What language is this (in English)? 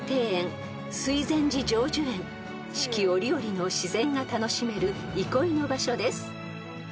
Japanese